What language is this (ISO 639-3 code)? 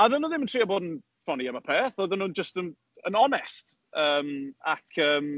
cym